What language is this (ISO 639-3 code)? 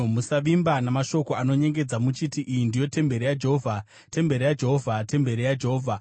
sna